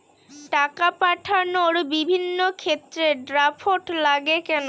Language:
Bangla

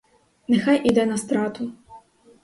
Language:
Ukrainian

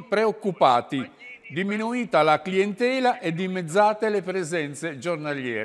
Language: Italian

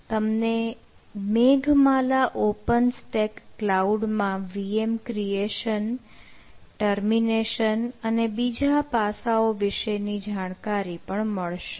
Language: Gujarati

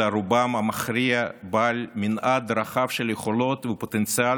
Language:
Hebrew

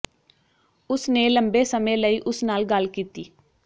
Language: Punjabi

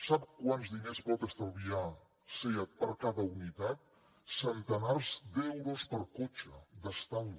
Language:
Catalan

